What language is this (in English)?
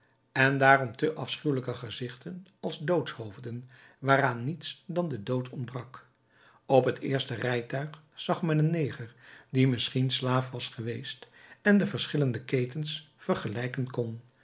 Dutch